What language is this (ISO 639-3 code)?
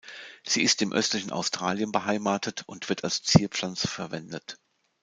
deu